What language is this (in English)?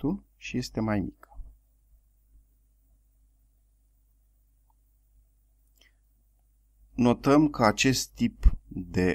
Romanian